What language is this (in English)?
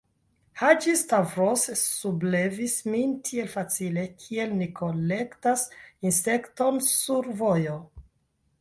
Esperanto